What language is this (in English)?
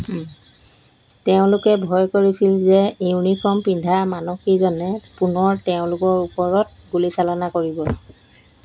Assamese